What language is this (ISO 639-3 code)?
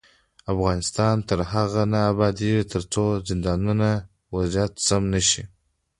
pus